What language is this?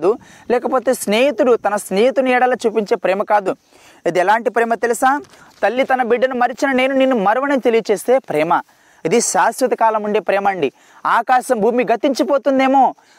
Telugu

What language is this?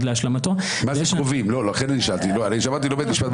Hebrew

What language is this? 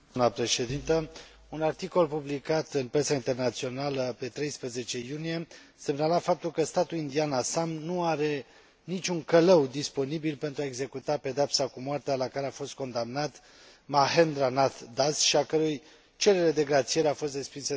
Romanian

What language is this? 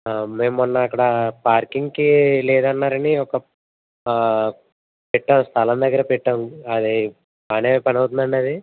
Telugu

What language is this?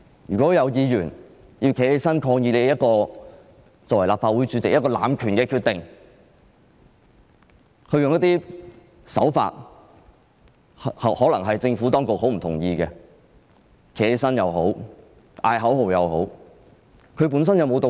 Cantonese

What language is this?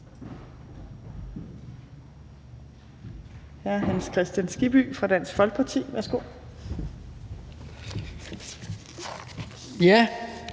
Danish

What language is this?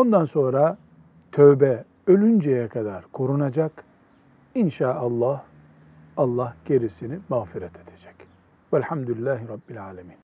Turkish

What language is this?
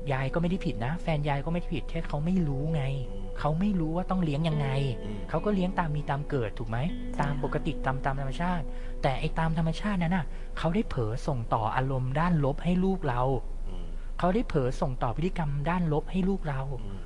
Thai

